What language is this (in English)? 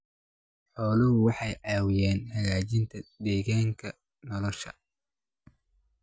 Somali